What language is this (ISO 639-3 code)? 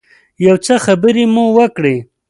pus